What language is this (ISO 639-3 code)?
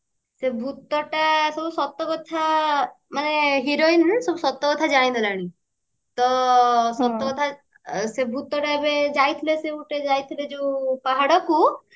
ori